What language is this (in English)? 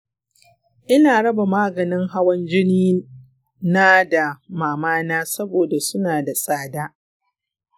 Hausa